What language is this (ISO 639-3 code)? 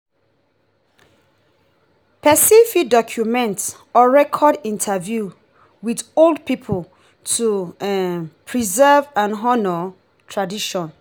pcm